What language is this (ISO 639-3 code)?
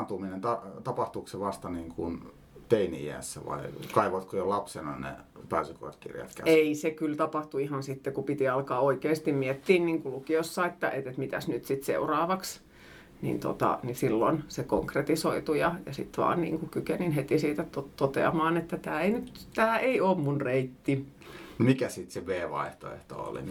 fin